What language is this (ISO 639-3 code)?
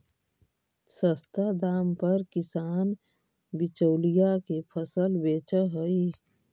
mag